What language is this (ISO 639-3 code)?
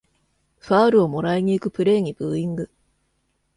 jpn